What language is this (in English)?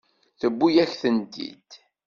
Kabyle